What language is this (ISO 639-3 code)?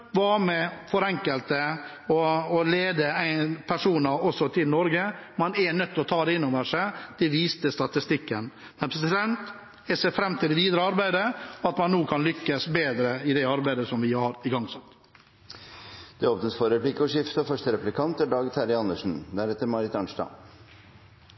nob